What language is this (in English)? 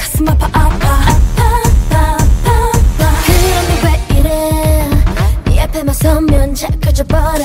Korean